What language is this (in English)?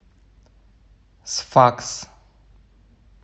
Russian